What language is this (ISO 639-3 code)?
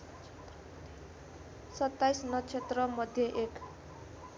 nep